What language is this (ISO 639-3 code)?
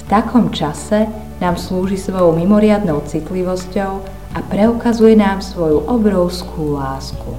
slk